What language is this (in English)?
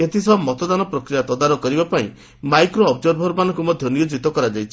Odia